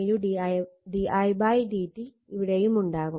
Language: Malayalam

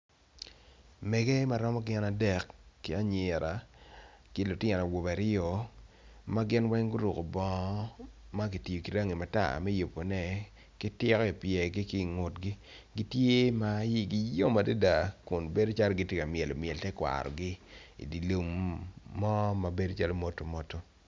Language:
Acoli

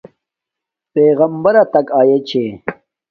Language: Domaaki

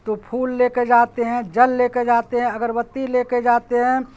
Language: Urdu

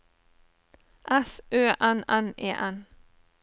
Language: Norwegian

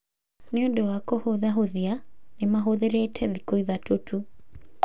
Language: Kikuyu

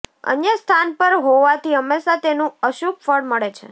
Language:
Gujarati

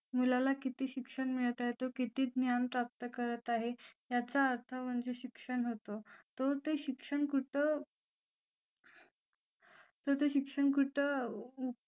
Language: Marathi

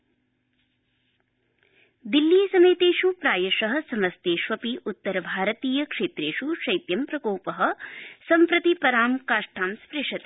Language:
Sanskrit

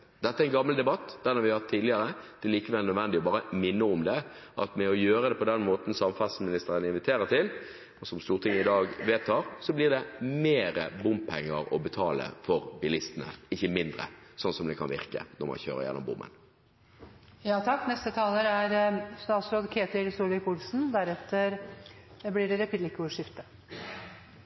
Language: Norwegian Bokmål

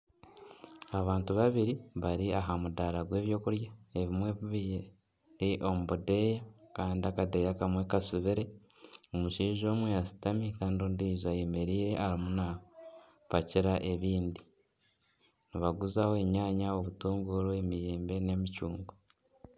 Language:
Nyankole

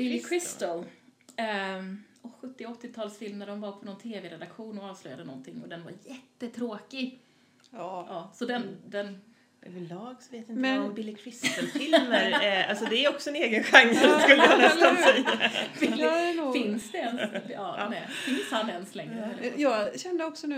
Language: Swedish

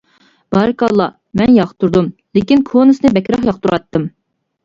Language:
Uyghur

